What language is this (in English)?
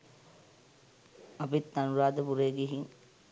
Sinhala